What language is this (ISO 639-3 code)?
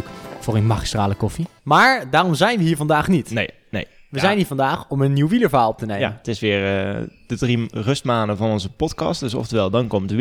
nld